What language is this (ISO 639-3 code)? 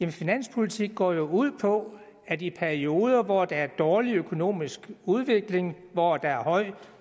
dan